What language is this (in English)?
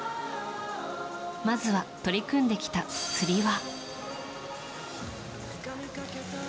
Japanese